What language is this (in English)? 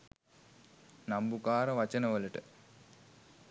Sinhala